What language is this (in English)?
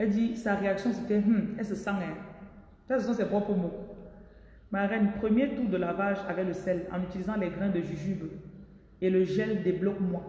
French